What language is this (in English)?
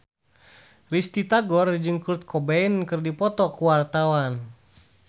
Sundanese